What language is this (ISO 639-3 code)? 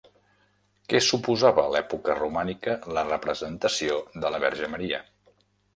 cat